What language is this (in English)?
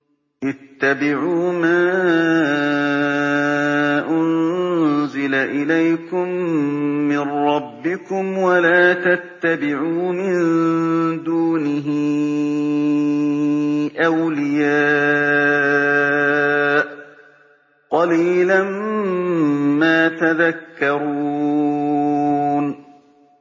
Arabic